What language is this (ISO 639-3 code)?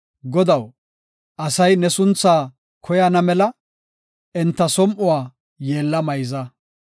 gof